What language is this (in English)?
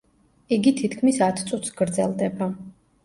Georgian